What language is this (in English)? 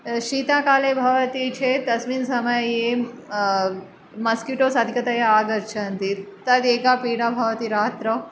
Sanskrit